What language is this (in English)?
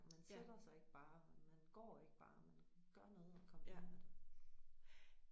Danish